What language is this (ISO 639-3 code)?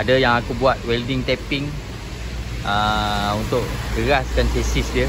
msa